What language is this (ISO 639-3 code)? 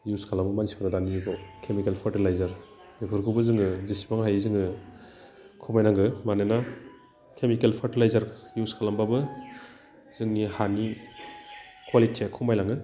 brx